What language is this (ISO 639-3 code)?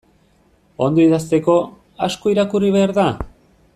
eus